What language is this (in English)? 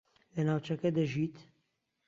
Central Kurdish